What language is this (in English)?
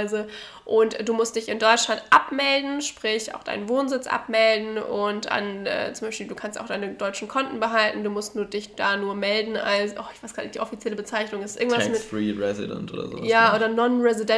German